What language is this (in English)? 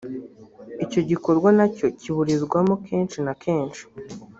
Kinyarwanda